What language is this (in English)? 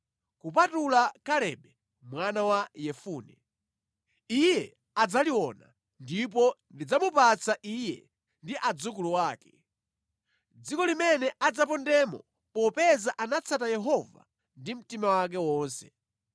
Nyanja